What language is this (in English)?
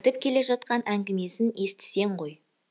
Kazakh